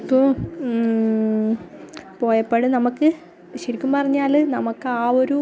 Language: Malayalam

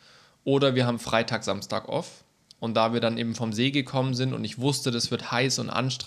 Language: German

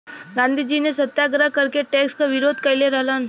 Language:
Bhojpuri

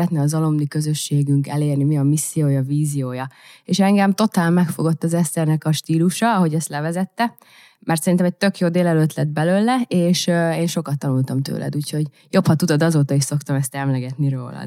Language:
Hungarian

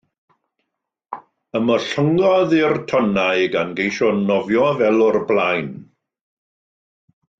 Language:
Welsh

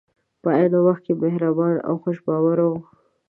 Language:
Pashto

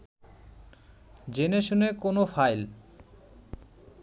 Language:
Bangla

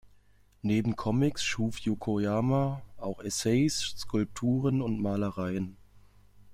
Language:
German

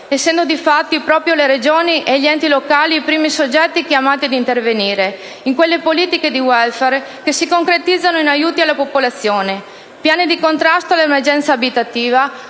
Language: Italian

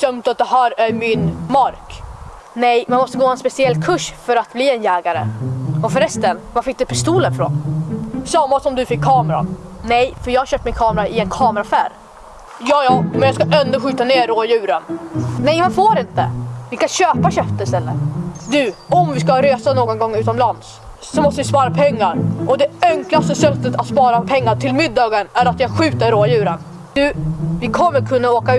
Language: Swedish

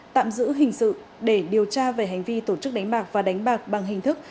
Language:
Vietnamese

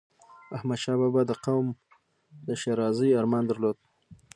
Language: Pashto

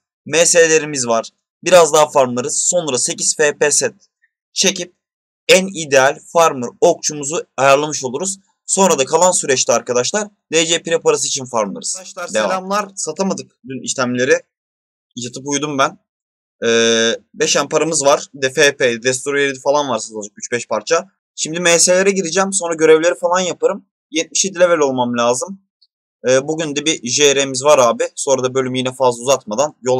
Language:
Turkish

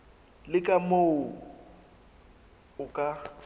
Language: Southern Sotho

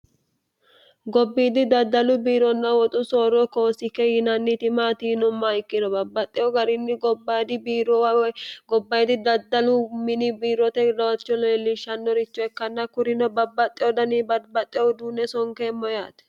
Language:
Sidamo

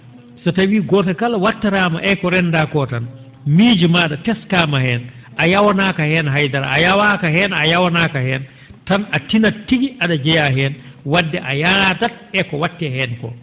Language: Fula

